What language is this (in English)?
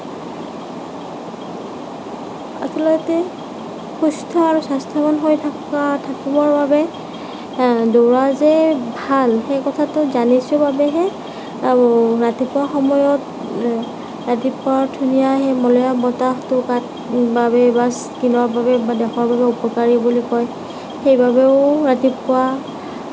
Assamese